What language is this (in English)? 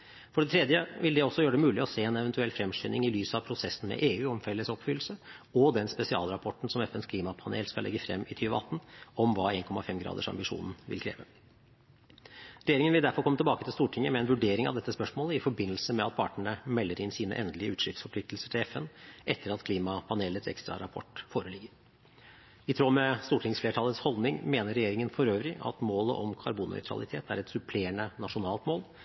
Norwegian Bokmål